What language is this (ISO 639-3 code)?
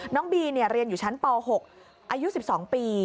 tha